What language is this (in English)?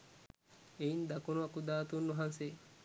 Sinhala